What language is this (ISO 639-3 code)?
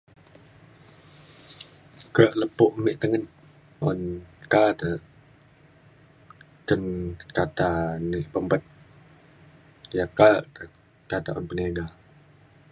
xkl